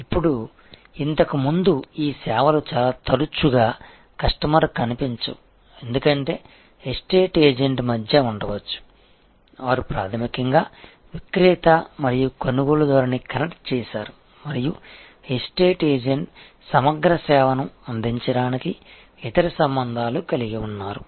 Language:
Telugu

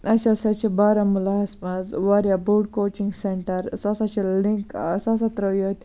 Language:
Kashmiri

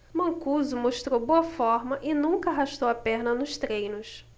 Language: Portuguese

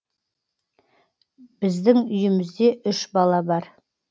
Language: Kazakh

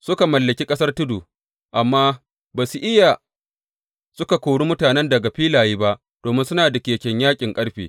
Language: Hausa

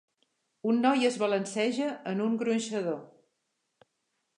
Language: Catalan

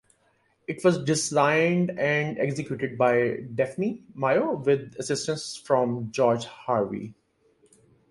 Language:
English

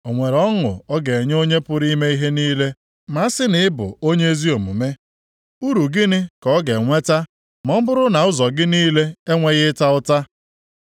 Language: Igbo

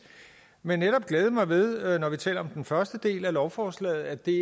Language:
Danish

